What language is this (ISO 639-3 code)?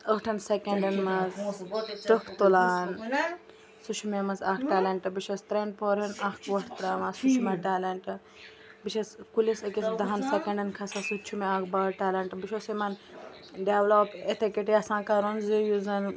kas